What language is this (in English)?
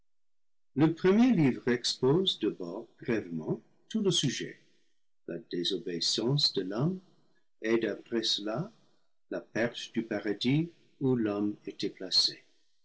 French